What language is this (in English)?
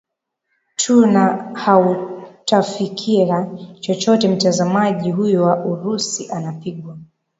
Swahili